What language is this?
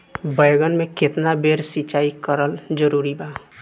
Bhojpuri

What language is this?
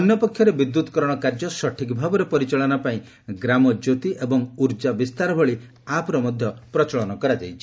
Odia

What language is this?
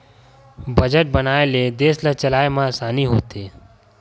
Chhattisgarhi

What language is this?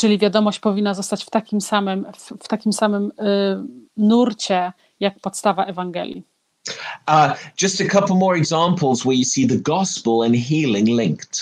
Polish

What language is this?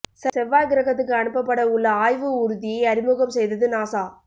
Tamil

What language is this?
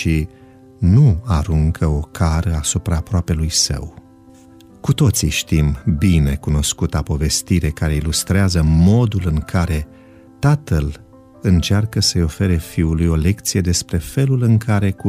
Romanian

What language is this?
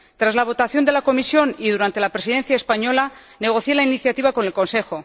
Spanish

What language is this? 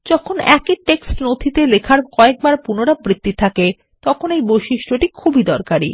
Bangla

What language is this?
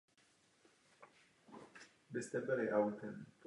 Czech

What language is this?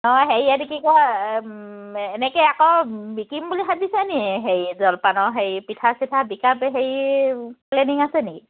Assamese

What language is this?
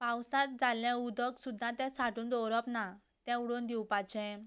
Konkani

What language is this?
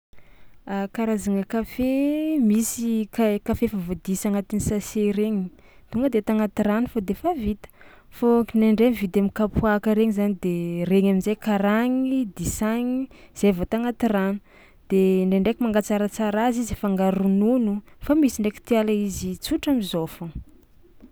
Tsimihety Malagasy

